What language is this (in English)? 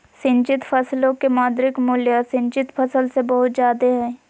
Magahi